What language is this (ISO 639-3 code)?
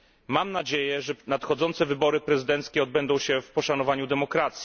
pol